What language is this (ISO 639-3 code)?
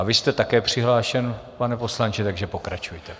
ces